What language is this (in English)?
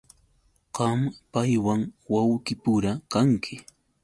Yauyos Quechua